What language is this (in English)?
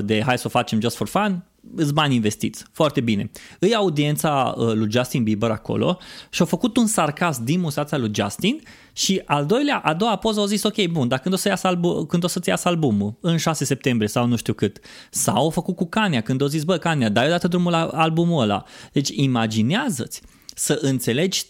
Romanian